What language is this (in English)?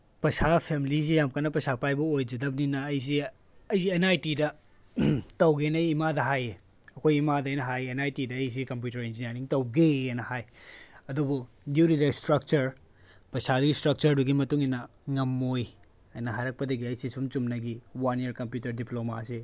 Manipuri